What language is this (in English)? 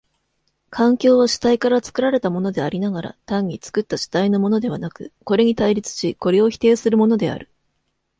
Japanese